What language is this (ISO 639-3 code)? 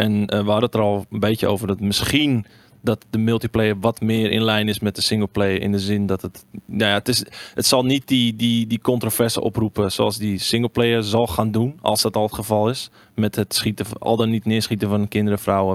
nld